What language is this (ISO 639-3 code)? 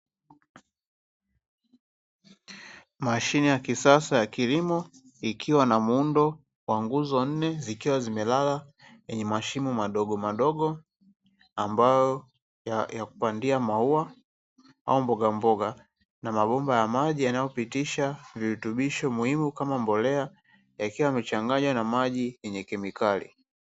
swa